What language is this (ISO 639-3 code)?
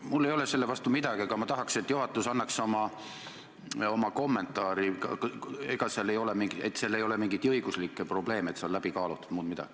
est